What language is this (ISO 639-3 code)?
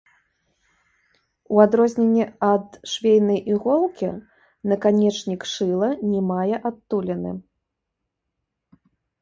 bel